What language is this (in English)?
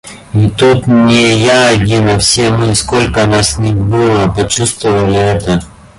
Russian